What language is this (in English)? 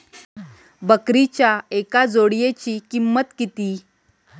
Marathi